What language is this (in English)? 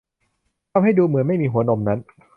Thai